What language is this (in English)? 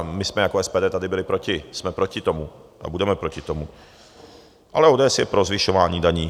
Czech